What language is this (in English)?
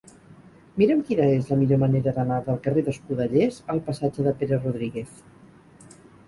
Catalan